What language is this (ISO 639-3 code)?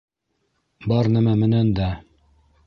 bak